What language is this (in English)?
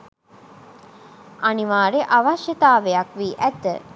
Sinhala